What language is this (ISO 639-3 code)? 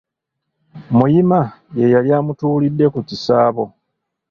lug